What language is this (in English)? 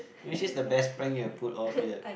English